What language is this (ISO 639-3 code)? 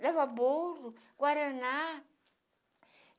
por